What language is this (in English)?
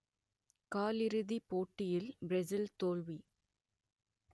Tamil